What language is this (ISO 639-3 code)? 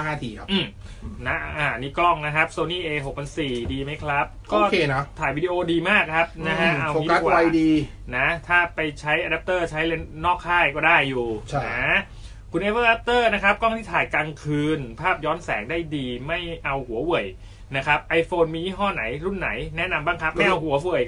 tha